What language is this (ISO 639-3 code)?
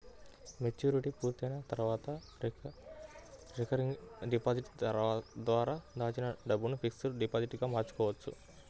tel